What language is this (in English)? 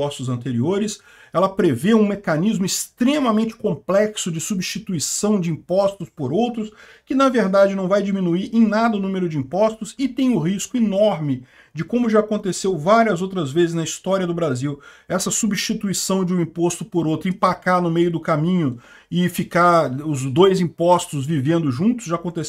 Portuguese